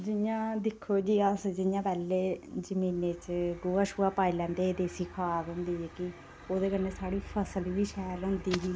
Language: Dogri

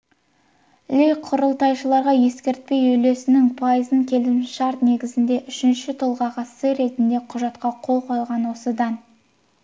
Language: Kazakh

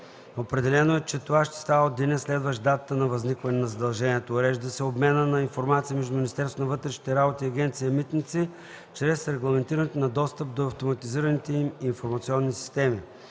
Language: Bulgarian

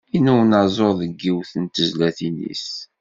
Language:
Kabyle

